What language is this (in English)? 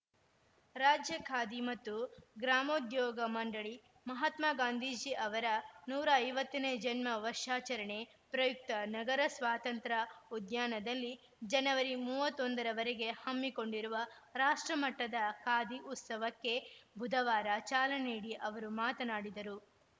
Kannada